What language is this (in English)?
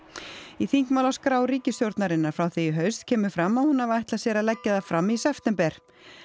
Icelandic